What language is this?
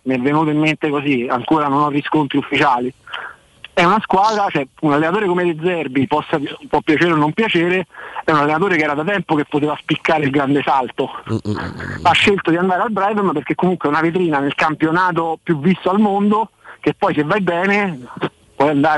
Italian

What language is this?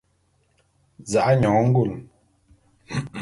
Bulu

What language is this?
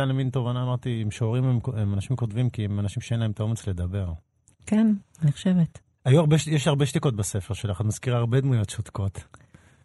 Hebrew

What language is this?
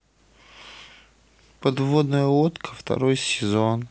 Russian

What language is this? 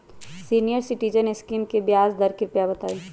Magahi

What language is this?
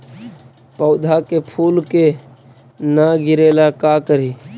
Magahi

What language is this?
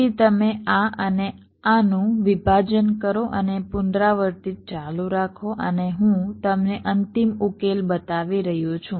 Gujarati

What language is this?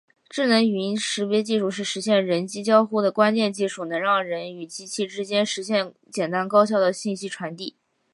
Chinese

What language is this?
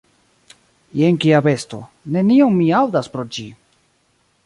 Esperanto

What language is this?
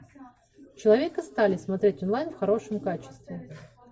Russian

